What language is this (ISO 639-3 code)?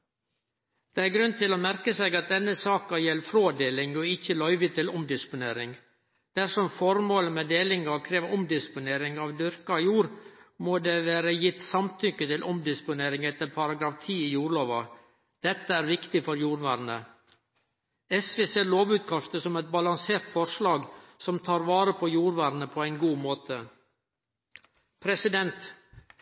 nno